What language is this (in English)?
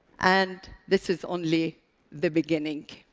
English